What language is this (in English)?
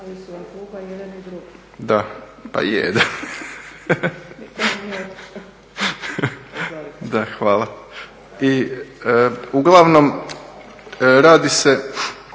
Croatian